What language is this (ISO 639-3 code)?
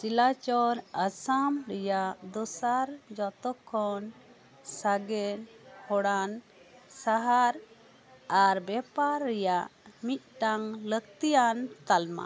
sat